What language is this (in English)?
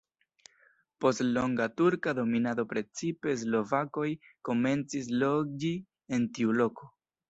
Esperanto